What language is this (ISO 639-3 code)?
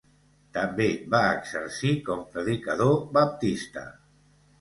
cat